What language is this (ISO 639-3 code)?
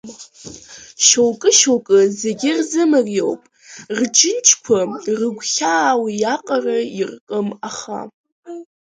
abk